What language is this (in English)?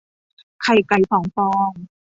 Thai